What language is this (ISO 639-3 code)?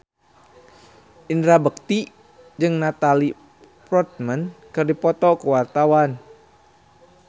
sun